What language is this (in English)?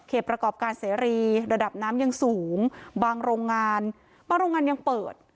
Thai